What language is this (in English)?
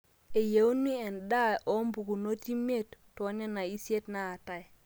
Masai